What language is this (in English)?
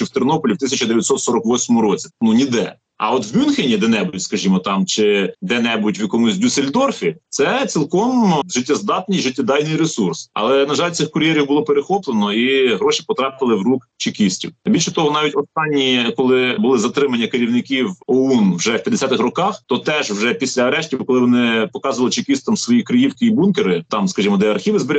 Ukrainian